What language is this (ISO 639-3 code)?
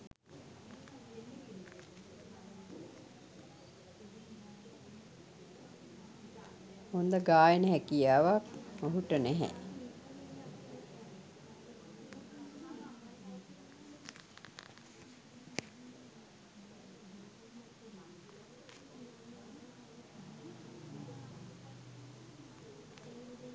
sin